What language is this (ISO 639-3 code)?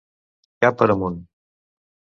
cat